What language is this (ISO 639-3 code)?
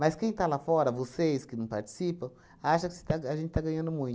por